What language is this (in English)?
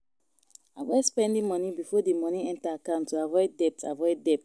Nigerian Pidgin